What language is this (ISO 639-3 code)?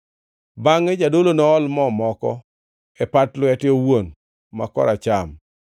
luo